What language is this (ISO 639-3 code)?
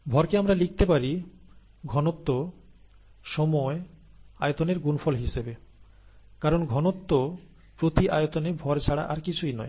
ben